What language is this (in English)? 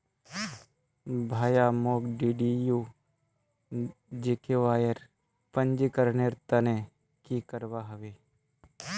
Magahi